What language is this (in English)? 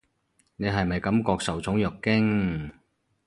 Cantonese